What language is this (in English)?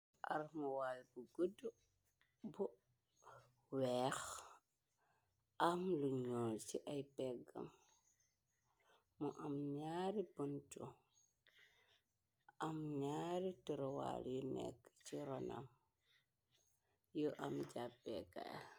Wolof